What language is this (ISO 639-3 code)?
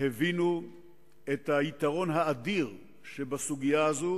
heb